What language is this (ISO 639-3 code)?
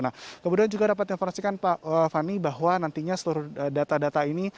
ind